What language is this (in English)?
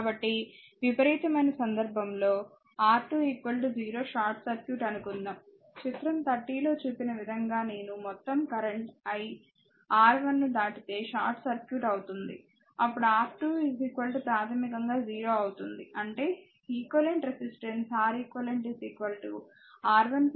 Telugu